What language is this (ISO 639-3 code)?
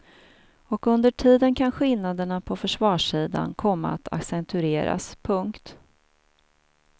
swe